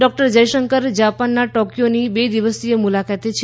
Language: Gujarati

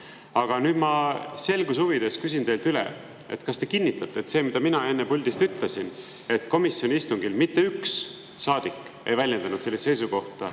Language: Estonian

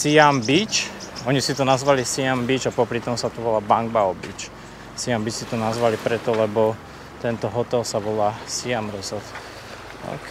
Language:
Slovak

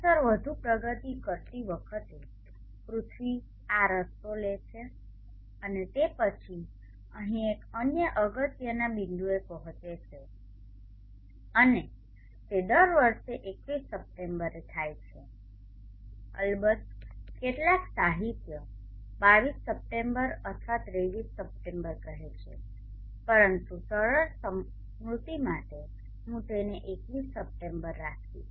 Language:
Gujarati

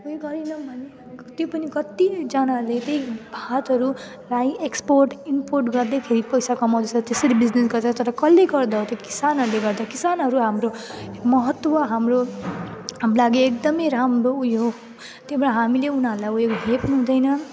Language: Nepali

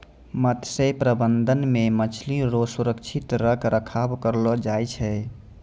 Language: Maithili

